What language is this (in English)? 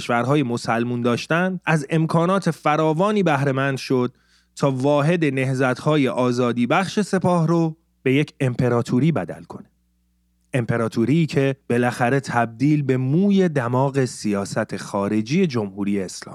Persian